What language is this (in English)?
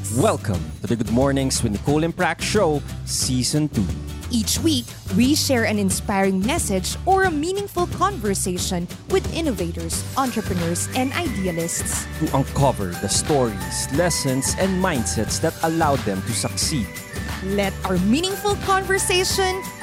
Filipino